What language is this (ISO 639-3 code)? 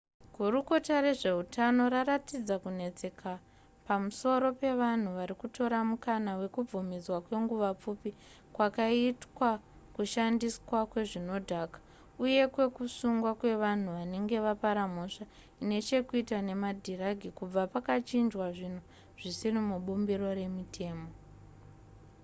sna